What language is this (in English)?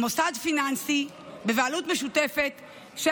Hebrew